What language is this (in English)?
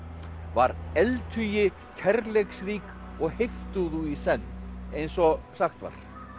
Icelandic